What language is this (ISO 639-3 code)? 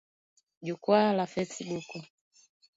swa